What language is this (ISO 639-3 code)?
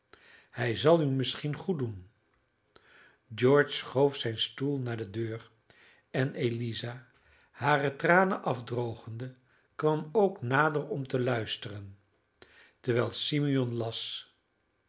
nld